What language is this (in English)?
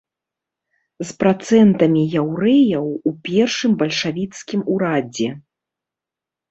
Belarusian